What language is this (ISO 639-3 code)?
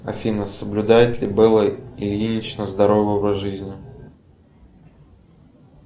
rus